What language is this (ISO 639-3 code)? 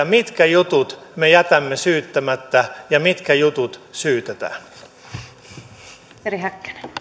fin